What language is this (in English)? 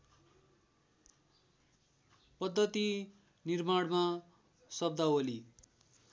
Nepali